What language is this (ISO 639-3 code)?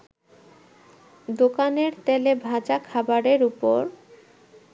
ben